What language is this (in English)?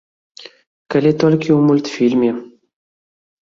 Belarusian